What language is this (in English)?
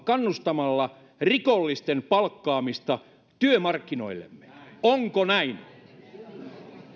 Finnish